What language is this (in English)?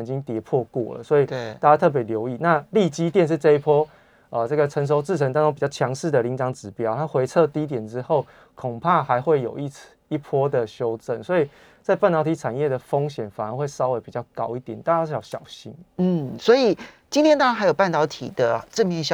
Chinese